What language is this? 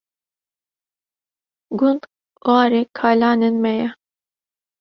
Kurdish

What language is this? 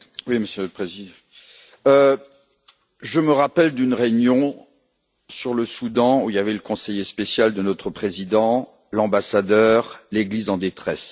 French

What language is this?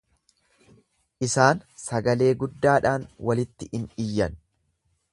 Oromo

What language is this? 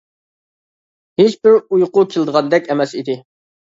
Uyghur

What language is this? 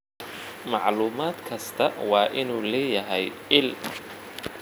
Somali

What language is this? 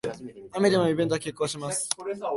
Japanese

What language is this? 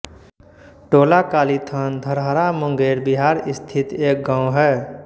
Hindi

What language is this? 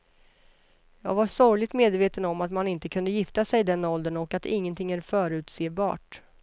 Swedish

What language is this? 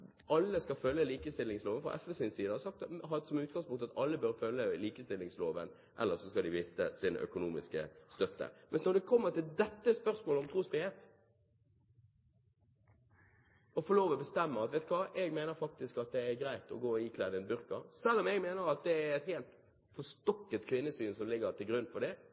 Norwegian Bokmål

